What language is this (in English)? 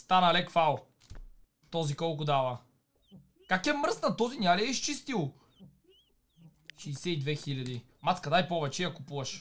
Bulgarian